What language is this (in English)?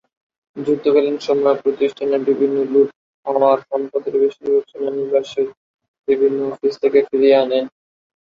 Bangla